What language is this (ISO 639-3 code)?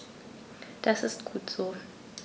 deu